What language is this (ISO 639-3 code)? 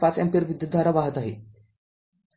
mar